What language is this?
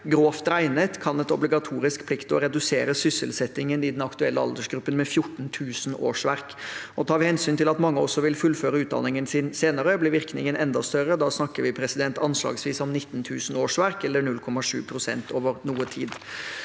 Norwegian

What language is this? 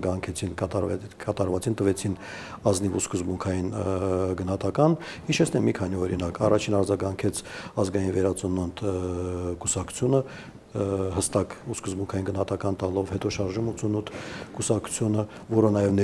Romanian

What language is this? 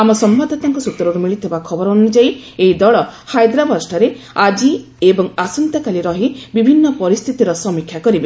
Odia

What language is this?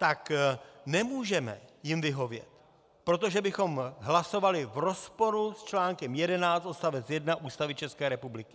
Czech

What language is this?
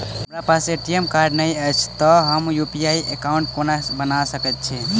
Maithili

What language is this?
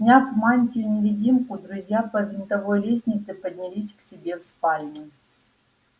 Russian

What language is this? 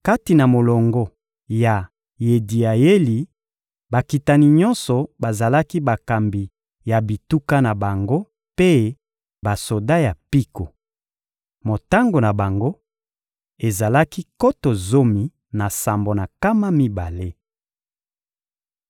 Lingala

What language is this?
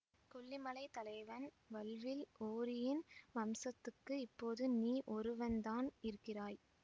Tamil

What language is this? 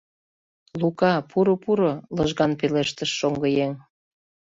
Mari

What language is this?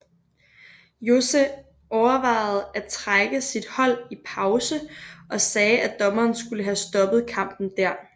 Danish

